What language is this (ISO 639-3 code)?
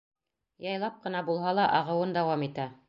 bak